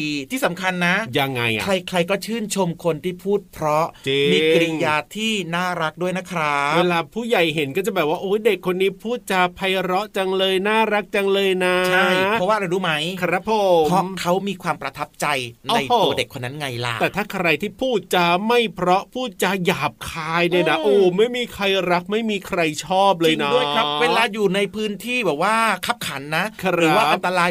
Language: Thai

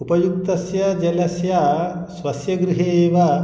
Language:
Sanskrit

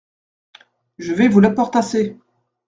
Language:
French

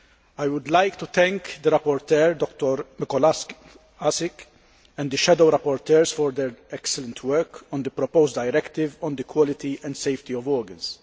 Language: English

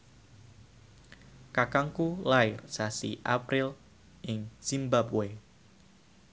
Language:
Javanese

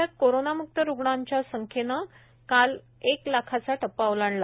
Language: Marathi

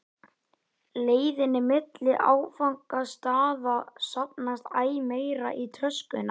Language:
Icelandic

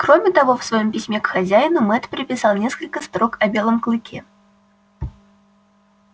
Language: Russian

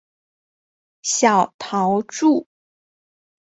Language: Chinese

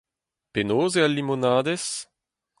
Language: Breton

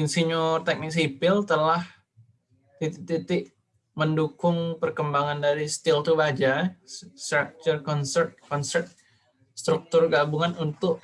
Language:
Indonesian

